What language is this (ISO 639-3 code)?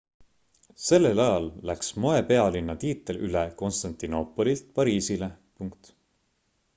est